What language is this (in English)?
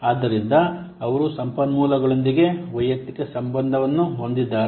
Kannada